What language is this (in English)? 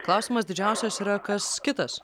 Lithuanian